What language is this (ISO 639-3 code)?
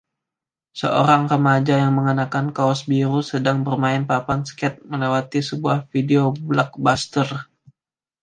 ind